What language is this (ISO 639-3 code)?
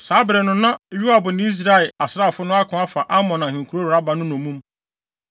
aka